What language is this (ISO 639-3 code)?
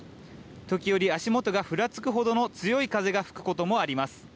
jpn